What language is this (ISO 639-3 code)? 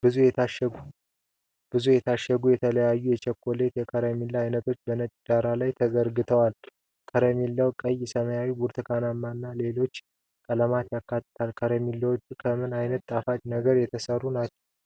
amh